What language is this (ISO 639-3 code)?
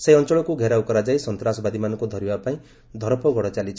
ori